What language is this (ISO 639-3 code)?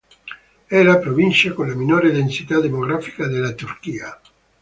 ita